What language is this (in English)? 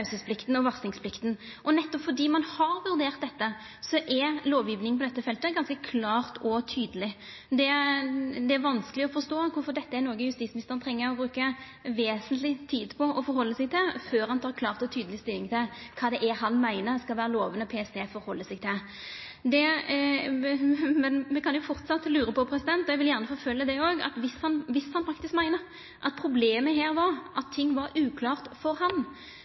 Norwegian Nynorsk